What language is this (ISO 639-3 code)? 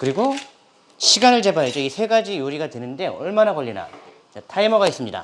kor